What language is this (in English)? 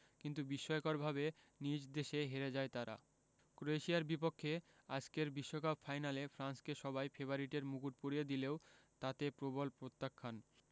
Bangla